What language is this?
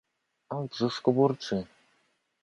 Polish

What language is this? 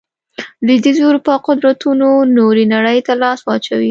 Pashto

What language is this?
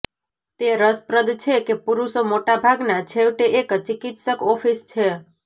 Gujarati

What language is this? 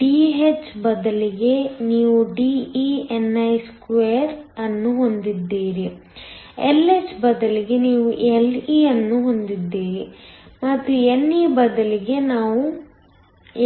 Kannada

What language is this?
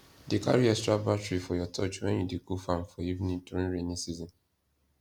Nigerian Pidgin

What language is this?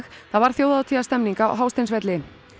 Icelandic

